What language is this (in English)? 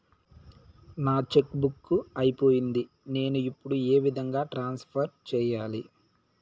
Telugu